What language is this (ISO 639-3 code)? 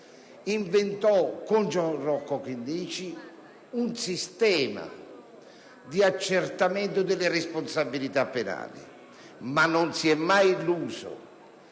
ita